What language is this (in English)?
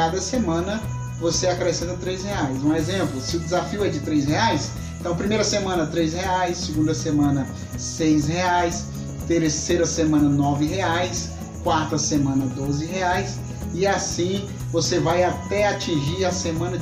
Portuguese